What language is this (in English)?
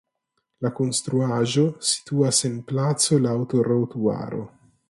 Esperanto